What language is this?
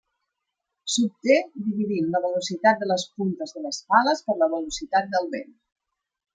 Catalan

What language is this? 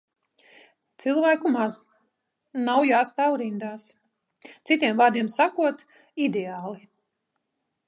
Latvian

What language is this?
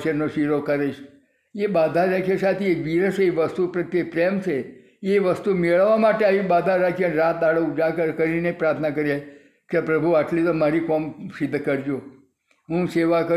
Gujarati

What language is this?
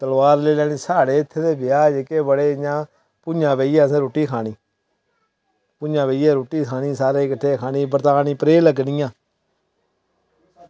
Dogri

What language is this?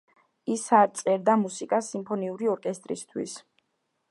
Georgian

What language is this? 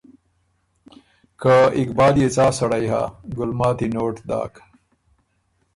Ormuri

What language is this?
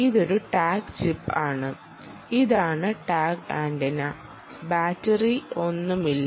Malayalam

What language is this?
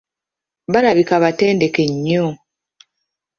Ganda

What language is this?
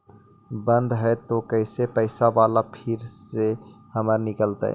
Magahi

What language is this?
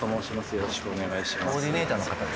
Japanese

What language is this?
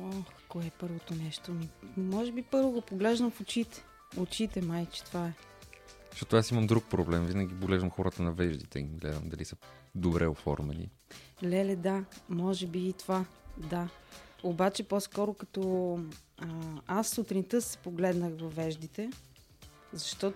Bulgarian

